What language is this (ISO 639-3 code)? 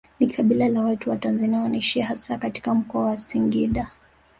swa